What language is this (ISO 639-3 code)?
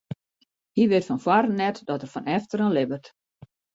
fry